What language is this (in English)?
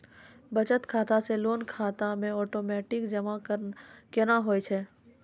Maithili